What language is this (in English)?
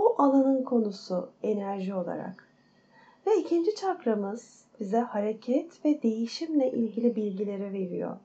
Turkish